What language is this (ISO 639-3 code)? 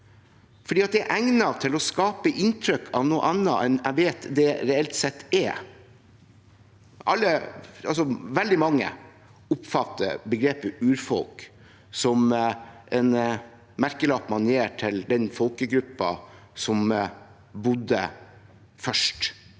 nor